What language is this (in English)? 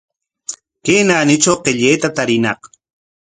Corongo Ancash Quechua